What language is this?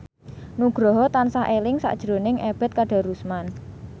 Javanese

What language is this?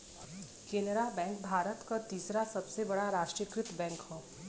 Bhojpuri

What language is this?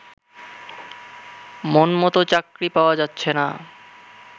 Bangla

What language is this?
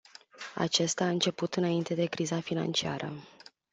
Romanian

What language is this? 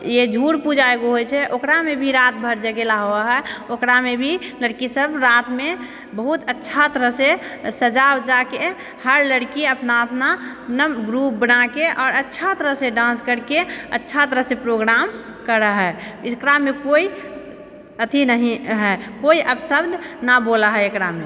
Maithili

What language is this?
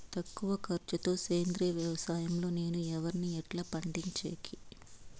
Telugu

